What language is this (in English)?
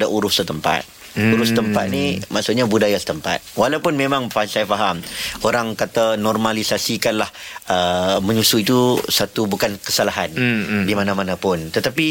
Malay